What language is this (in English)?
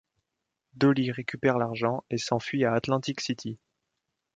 French